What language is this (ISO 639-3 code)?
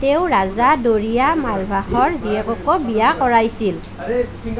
asm